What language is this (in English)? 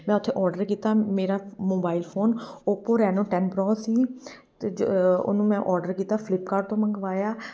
Punjabi